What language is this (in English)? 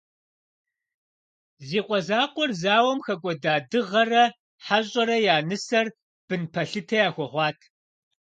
Kabardian